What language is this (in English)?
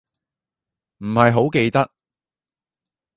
Cantonese